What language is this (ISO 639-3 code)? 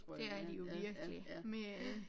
dan